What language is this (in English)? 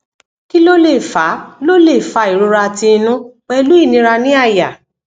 Yoruba